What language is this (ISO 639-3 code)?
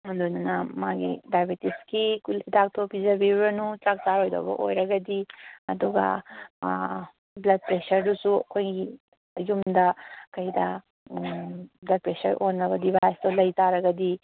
mni